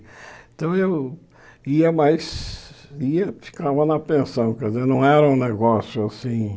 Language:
Portuguese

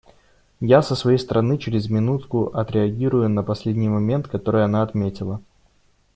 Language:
Russian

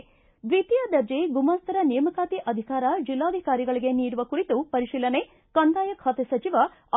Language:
Kannada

